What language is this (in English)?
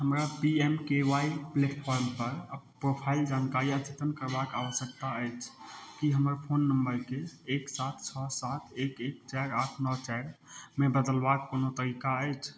Maithili